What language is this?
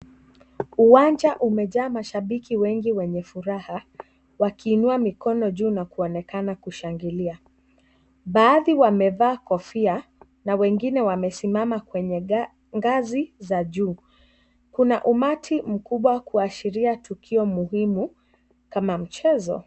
Swahili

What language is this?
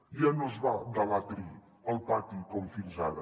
Catalan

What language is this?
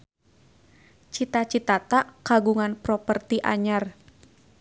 Sundanese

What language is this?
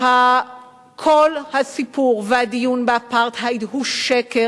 Hebrew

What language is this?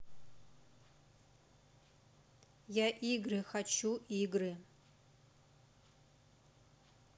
Russian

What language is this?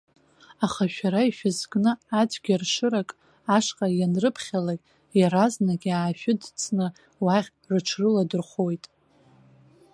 Abkhazian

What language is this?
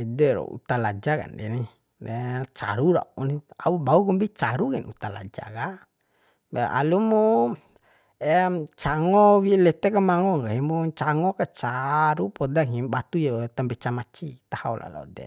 Bima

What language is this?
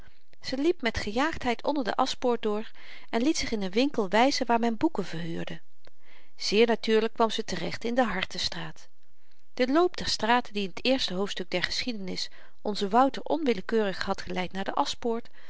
Dutch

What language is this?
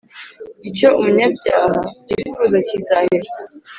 Kinyarwanda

